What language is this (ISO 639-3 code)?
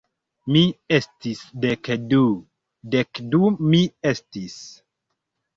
epo